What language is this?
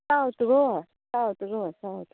Konkani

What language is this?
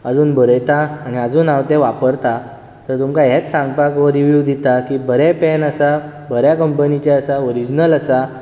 Konkani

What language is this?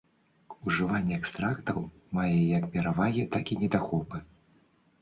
Belarusian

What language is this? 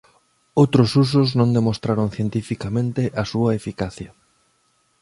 Galician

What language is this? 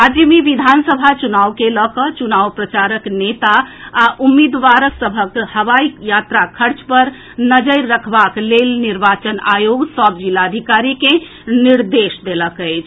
Maithili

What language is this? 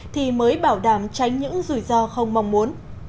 Vietnamese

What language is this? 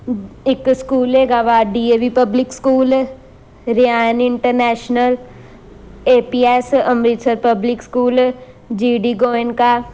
Punjabi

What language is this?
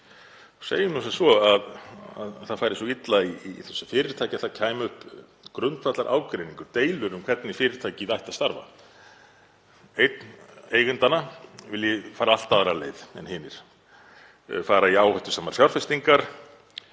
Icelandic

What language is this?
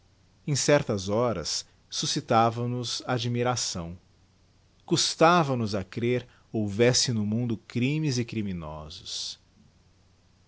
Portuguese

